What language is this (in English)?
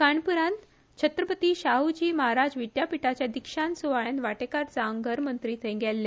Konkani